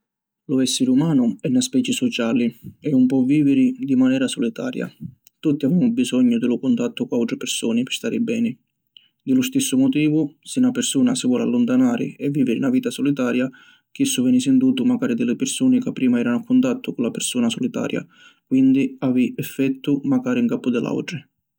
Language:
Sicilian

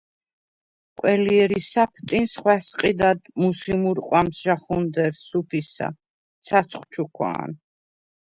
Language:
Svan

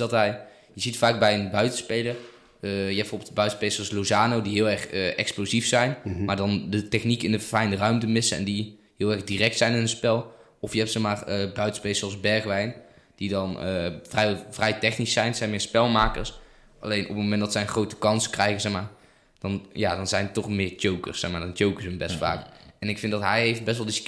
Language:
Dutch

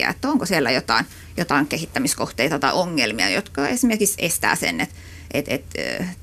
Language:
Finnish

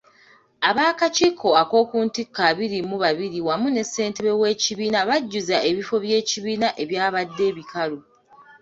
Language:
Ganda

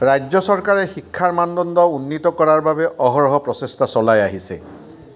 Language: Assamese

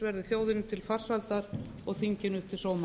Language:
Icelandic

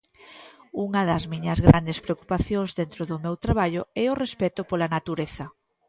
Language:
Galician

